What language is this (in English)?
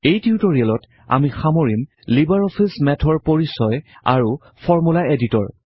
Assamese